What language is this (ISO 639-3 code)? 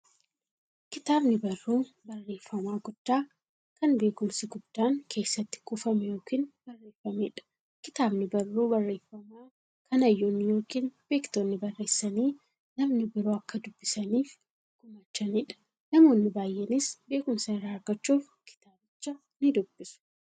orm